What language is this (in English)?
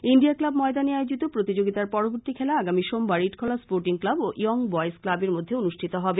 Bangla